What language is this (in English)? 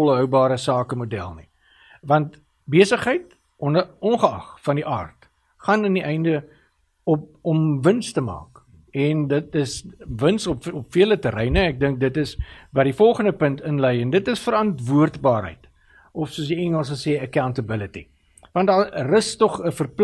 Swedish